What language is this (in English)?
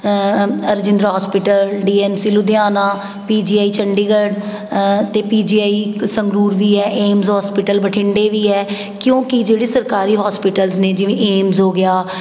Punjabi